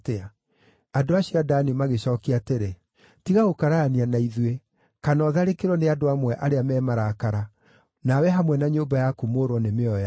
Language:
Kikuyu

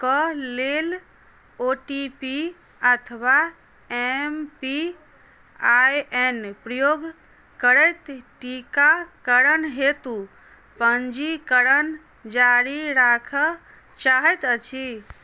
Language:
Maithili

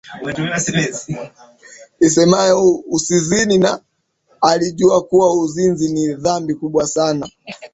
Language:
Swahili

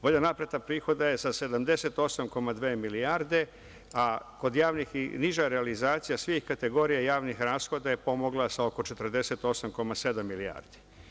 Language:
Serbian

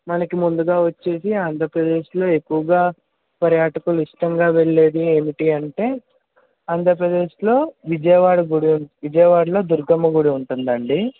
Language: Telugu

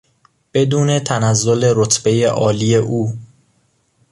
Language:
Persian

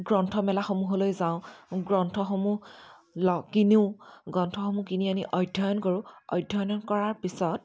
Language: Assamese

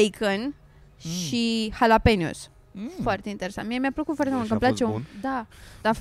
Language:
Romanian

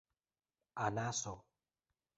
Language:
Esperanto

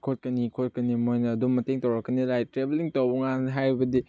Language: Manipuri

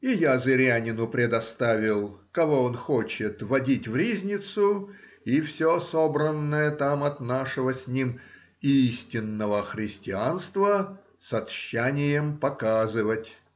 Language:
Russian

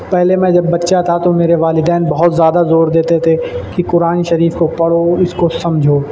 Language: Urdu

